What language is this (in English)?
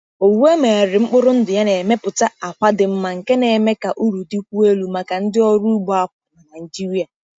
Igbo